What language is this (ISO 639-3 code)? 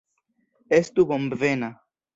epo